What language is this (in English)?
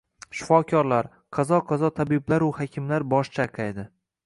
Uzbek